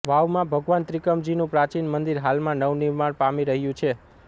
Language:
Gujarati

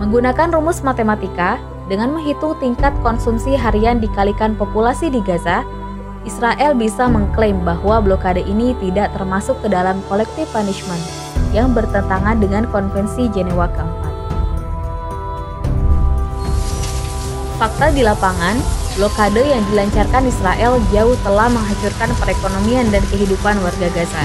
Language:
Indonesian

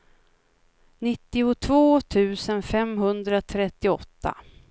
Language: Swedish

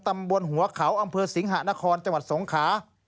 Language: Thai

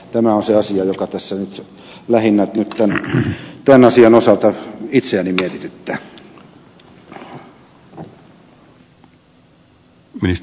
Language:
Finnish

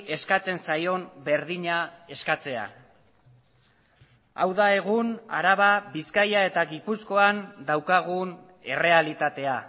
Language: Basque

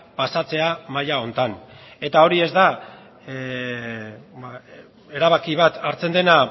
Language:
Basque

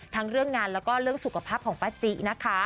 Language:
Thai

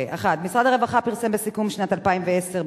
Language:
Hebrew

